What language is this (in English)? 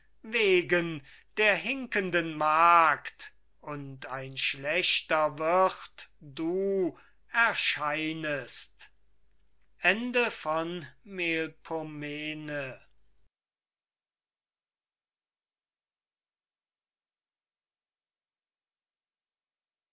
German